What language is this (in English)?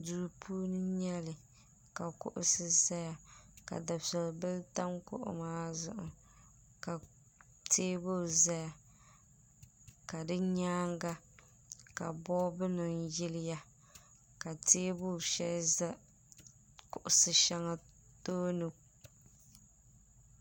Dagbani